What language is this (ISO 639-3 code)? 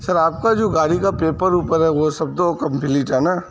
urd